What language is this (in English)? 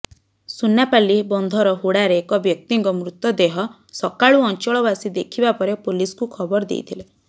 Odia